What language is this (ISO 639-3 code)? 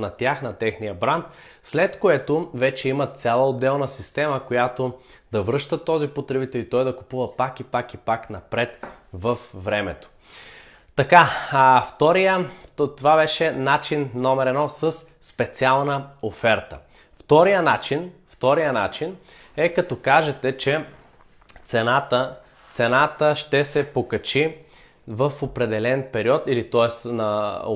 bul